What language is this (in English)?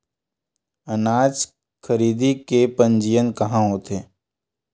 Chhattisgarhi